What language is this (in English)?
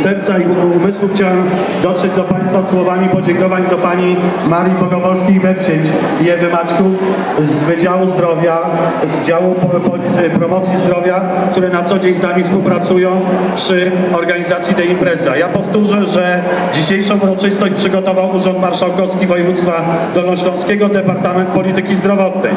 Polish